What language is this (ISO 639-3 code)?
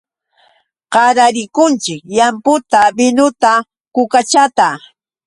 qux